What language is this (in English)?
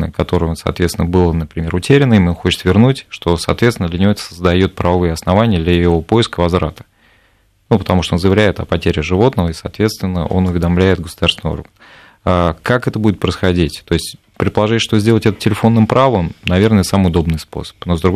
Russian